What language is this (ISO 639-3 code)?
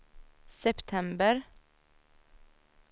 swe